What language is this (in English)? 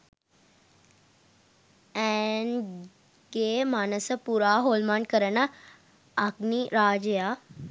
Sinhala